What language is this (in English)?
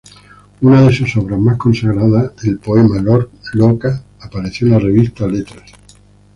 Spanish